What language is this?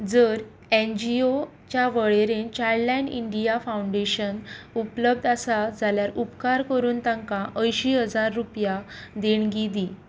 Konkani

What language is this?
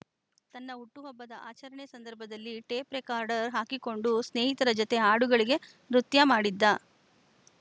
Kannada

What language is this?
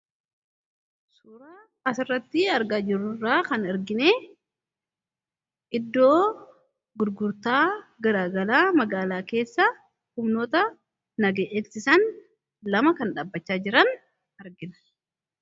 Oromo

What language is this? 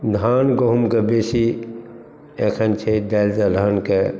Maithili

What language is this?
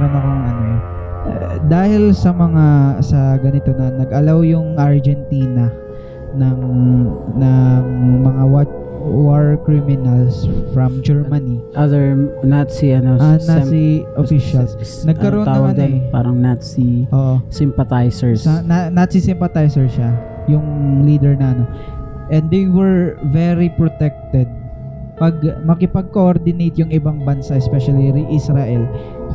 Filipino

